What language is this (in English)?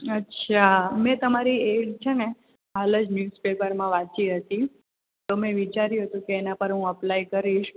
Gujarati